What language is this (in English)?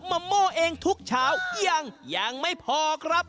Thai